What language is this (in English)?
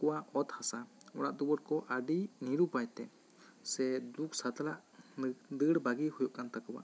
Santali